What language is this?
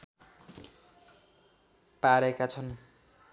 Nepali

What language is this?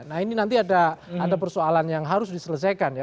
Indonesian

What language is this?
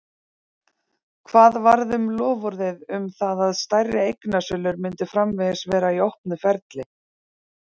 Icelandic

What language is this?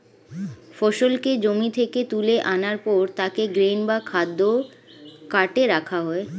Bangla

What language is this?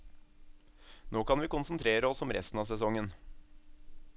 Norwegian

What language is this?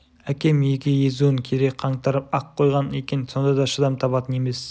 Kazakh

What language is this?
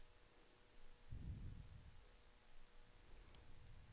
Danish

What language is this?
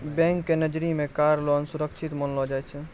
Maithili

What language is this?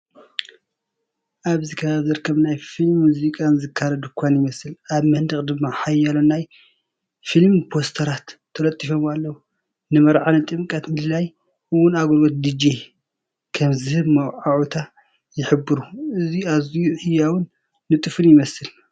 Tigrinya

